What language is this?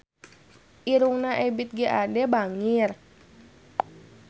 Sundanese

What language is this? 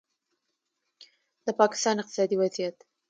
Pashto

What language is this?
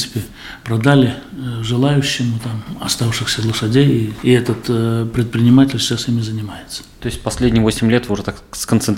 Russian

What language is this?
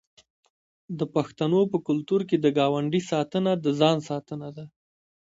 Pashto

